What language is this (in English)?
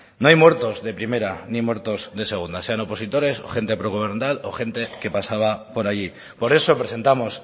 Spanish